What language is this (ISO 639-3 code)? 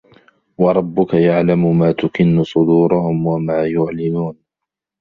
ara